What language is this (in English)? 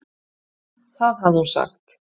Icelandic